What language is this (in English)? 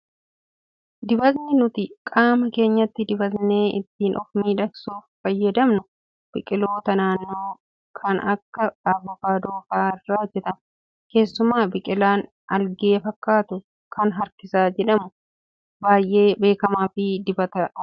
Oromo